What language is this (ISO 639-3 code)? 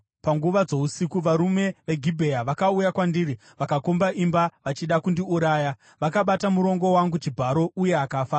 sna